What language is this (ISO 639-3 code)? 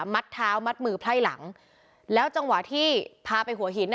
tha